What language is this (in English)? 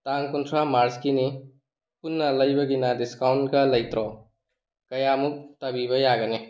Manipuri